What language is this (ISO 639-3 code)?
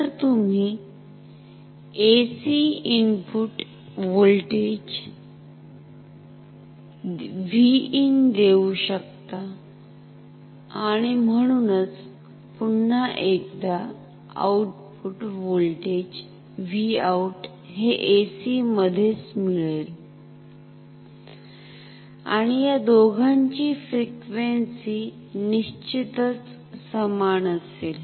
mar